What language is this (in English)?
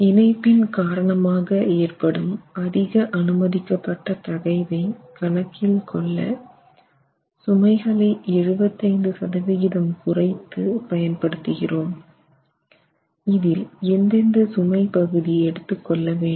Tamil